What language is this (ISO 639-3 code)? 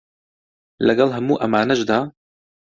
ckb